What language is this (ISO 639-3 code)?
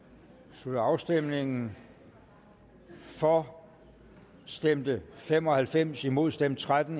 dan